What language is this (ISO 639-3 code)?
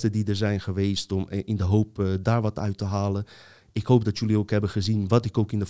nld